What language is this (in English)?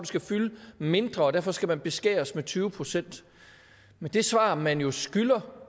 Danish